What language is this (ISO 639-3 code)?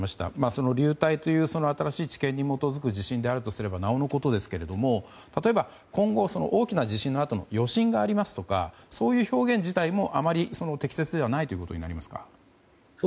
jpn